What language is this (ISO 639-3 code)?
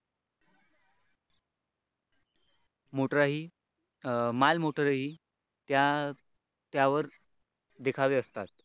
mar